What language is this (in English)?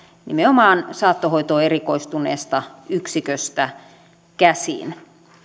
Finnish